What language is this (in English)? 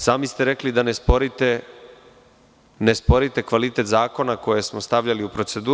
Serbian